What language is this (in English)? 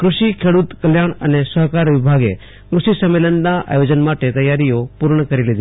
Gujarati